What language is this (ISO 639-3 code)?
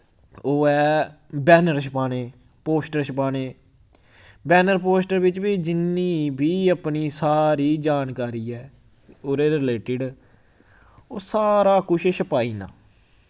doi